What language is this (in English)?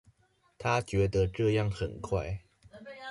Chinese